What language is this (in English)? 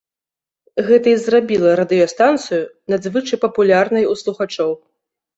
Belarusian